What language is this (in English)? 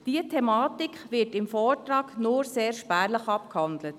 Swiss German